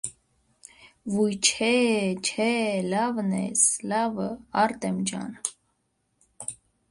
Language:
Armenian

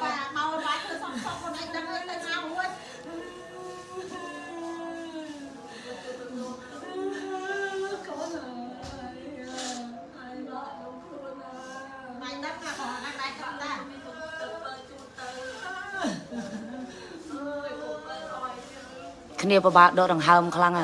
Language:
Vietnamese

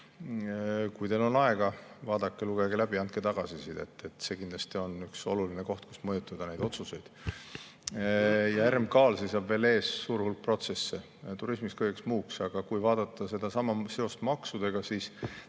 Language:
Estonian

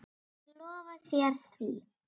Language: Icelandic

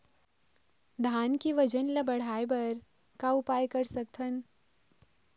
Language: Chhattisgarhi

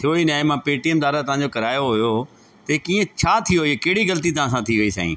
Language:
Sindhi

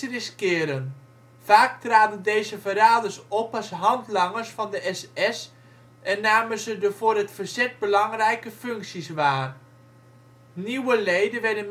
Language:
Dutch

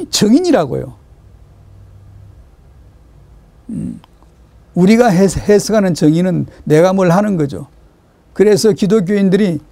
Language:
Korean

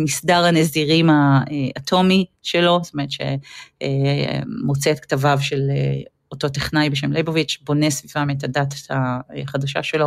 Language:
Hebrew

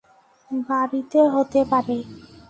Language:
Bangla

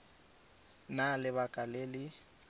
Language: Tswana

